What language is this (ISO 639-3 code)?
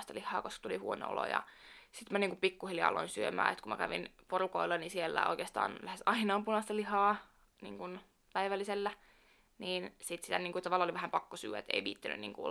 fin